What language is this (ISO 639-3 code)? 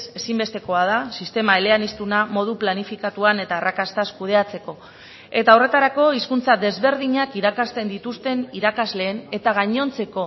eus